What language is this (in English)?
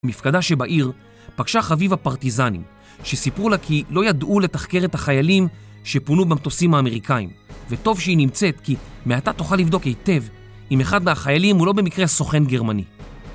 Hebrew